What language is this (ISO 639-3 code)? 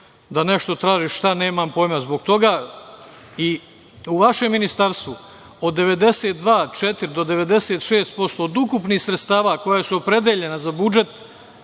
srp